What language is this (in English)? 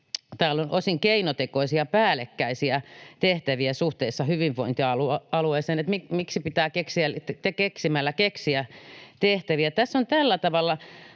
Finnish